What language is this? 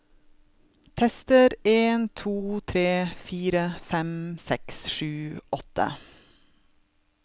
Norwegian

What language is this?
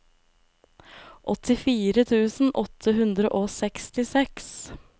Norwegian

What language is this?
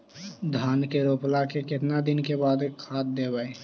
Magahi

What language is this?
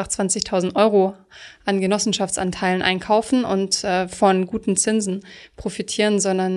German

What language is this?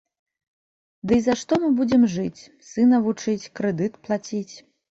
Belarusian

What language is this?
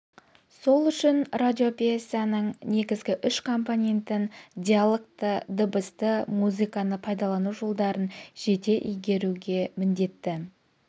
Kazakh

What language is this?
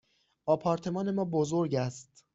Persian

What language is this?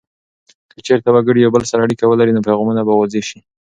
Pashto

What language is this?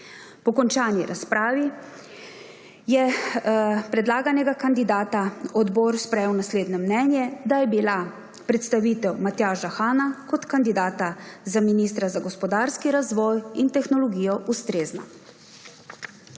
Slovenian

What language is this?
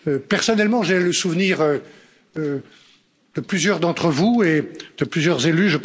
French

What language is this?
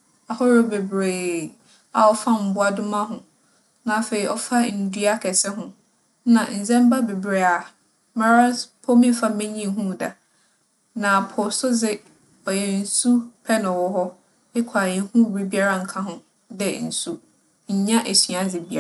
Akan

